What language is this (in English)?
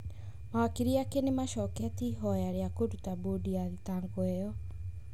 Kikuyu